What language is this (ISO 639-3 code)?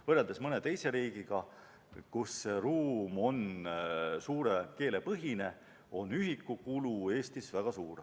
est